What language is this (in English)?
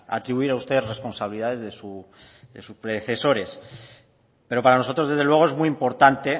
Spanish